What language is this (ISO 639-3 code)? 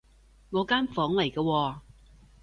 yue